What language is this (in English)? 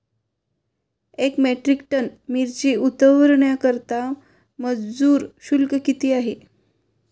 Marathi